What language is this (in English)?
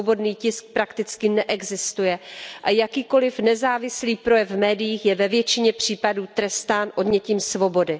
Czech